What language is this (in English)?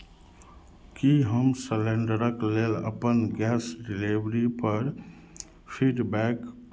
Maithili